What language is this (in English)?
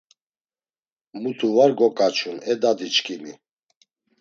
Laz